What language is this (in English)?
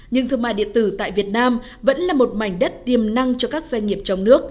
Vietnamese